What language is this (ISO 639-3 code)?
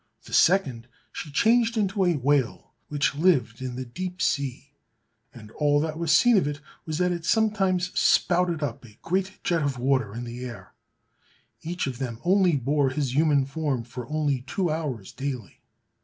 eng